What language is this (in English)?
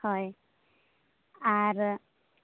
Santali